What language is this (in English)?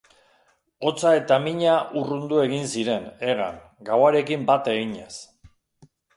Basque